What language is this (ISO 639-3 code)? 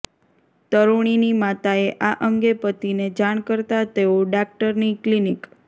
guj